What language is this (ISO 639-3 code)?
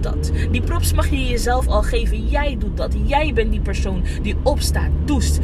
nld